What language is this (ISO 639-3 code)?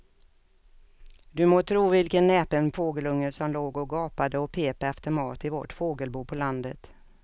swe